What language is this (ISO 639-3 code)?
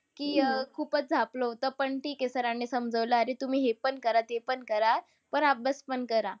mar